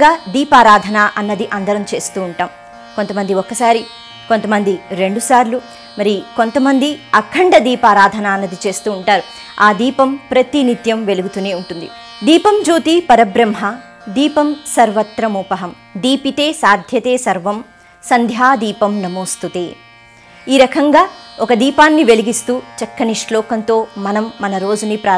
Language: Telugu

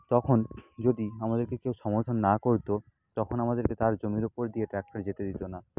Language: Bangla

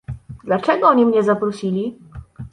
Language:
Polish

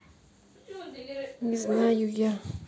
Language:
Russian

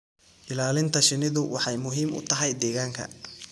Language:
Somali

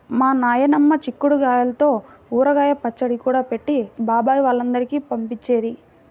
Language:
Telugu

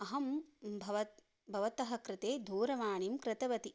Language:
Sanskrit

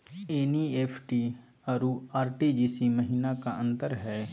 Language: Magahi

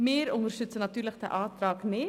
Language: Swiss German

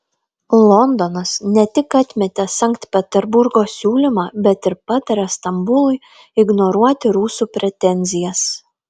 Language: Lithuanian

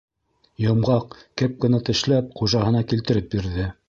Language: Bashkir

